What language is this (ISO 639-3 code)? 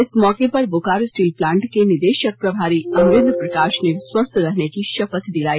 hin